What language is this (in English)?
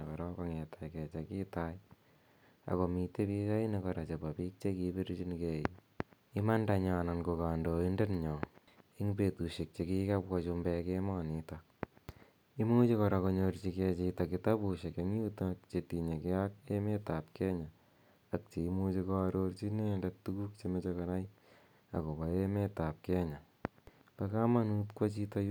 Kalenjin